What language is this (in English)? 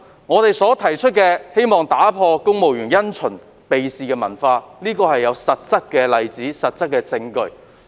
Cantonese